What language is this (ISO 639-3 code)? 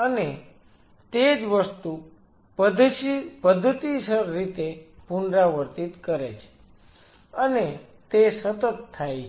guj